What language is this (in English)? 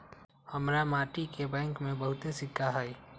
Magahi